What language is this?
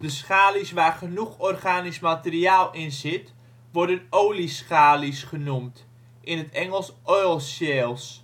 Dutch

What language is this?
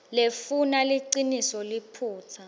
Swati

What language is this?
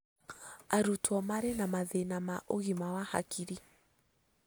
Kikuyu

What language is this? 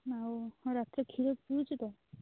Odia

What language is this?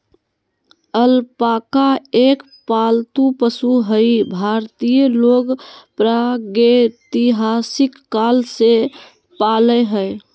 Magahi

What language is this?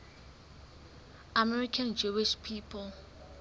Southern Sotho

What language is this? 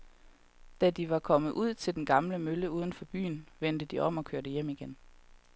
Danish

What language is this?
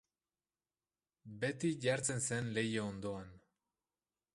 Basque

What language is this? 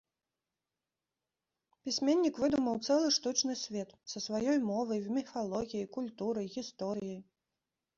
Belarusian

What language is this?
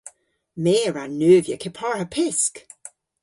Cornish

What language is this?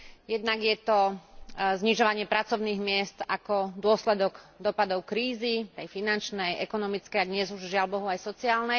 Slovak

